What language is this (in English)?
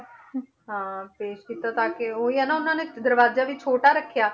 Punjabi